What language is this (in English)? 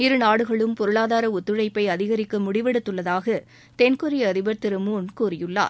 Tamil